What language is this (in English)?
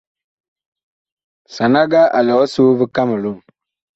Bakoko